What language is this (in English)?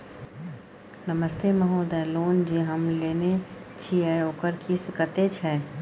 Maithili